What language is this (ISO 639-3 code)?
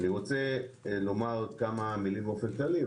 heb